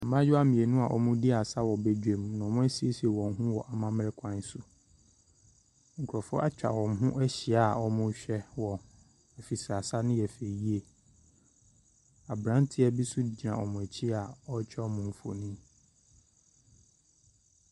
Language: Akan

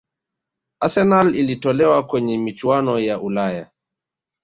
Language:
Swahili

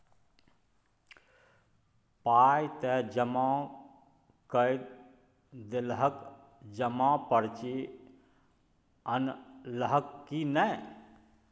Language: Maithili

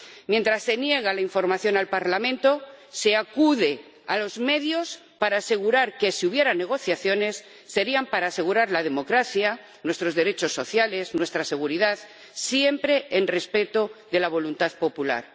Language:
Spanish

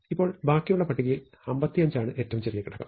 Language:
Malayalam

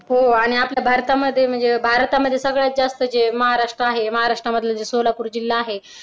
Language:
Marathi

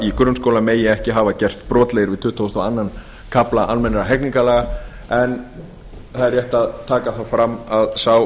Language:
Icelandic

